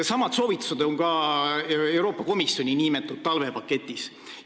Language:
Estonian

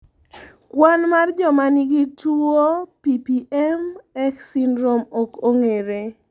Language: Luo (Kenya and Tanzania)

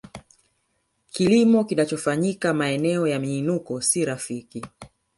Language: Swahili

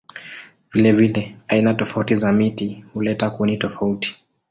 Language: Swahili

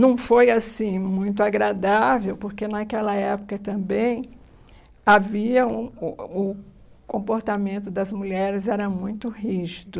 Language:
Portuguese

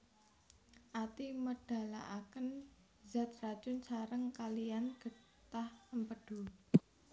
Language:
Javanese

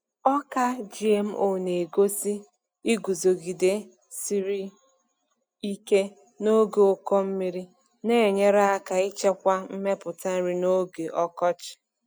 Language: Igbo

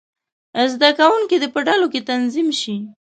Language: Pashto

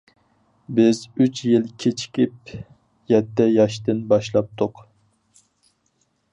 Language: Uyghur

